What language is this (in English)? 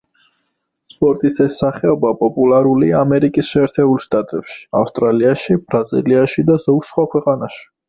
Georgian